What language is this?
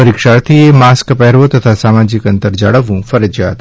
Gujarati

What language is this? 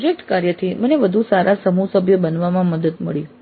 Gujarati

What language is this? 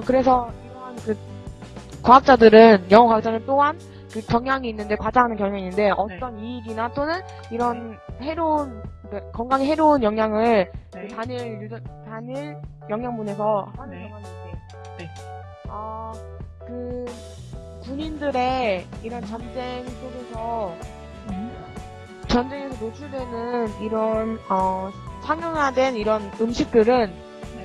Korean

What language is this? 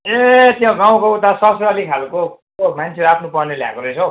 Nepali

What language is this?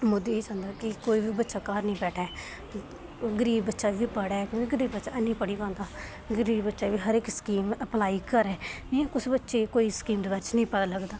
Dogri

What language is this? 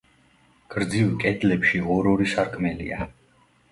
Georgian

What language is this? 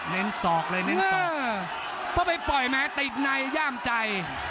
Thai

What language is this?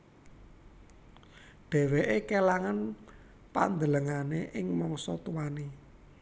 Javanese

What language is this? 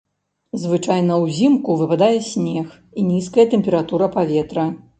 Belarusian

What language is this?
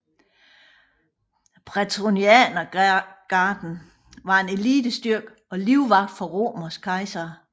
Danish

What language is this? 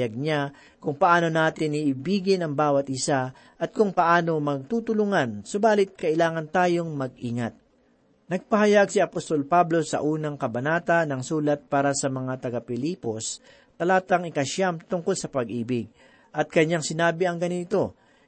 Filipino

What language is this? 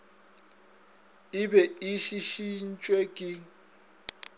Northern Sotho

